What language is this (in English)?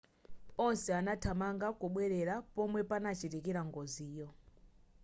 Nyanja